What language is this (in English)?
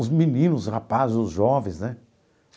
Portuguese